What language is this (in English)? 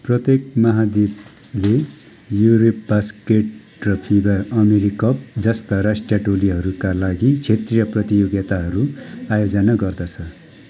Nepali